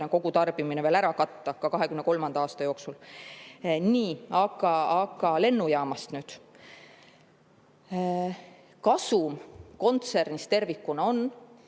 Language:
Estonian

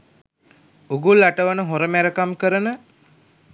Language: Sinhala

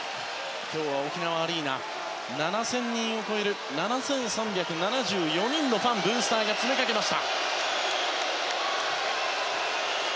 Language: Japanese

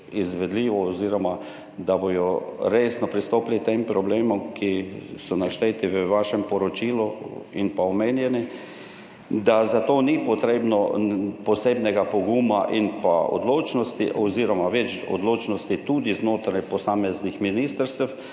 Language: Slovenian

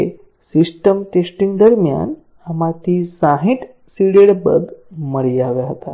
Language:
Gujarati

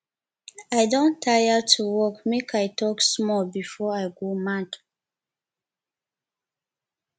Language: Nigerian Pidgin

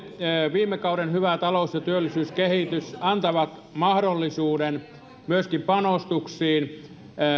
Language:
Finnish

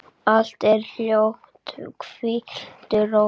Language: Icelandic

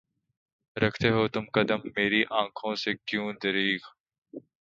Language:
Urdu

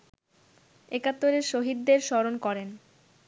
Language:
Bangla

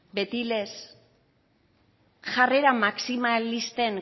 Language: Basque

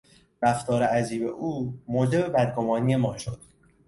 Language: Persian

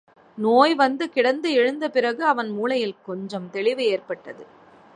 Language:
Tamil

